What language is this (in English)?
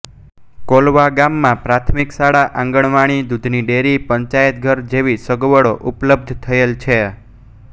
Gujarati